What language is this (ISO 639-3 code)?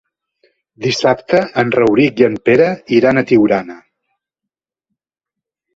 cat